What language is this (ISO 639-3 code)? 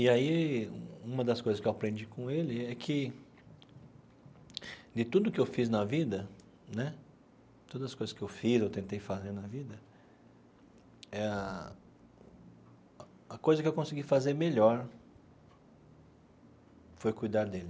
por